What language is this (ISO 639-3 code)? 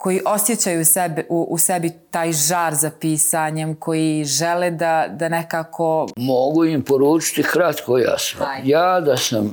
hrv